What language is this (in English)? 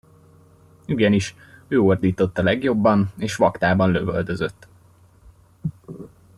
Hungarian